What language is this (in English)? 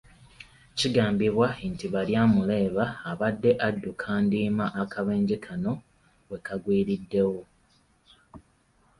Ganda